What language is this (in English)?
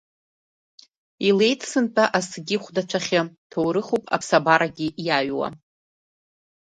Abkhazian